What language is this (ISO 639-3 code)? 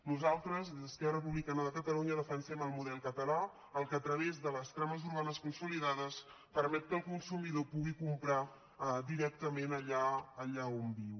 cat